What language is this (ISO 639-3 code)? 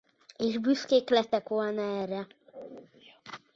hun